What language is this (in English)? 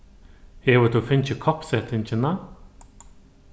Faroese